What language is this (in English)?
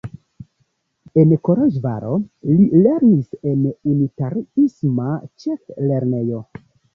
Esperanto